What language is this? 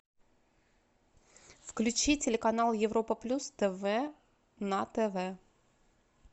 Russian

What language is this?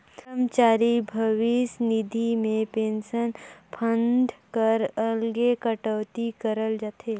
Chhattisgarhi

